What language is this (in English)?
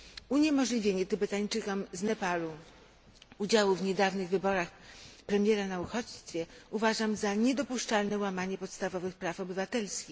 Polish